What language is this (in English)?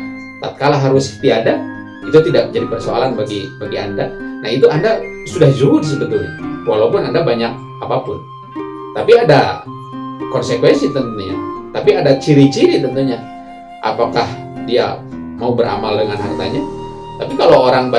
Indonesian